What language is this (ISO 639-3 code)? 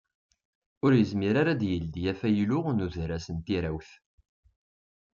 kab